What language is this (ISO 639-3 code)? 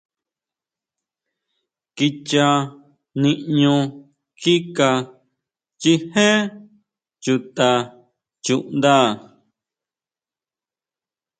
mau